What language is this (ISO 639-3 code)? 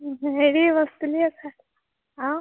ori